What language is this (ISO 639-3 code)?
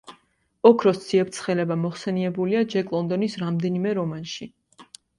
kat